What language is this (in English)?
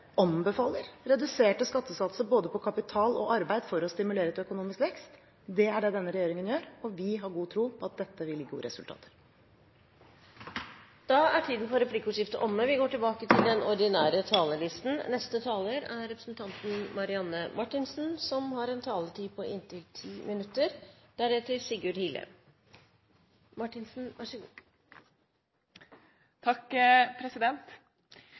Norwegian Bokmål